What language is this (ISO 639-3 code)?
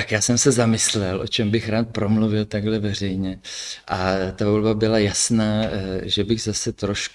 ces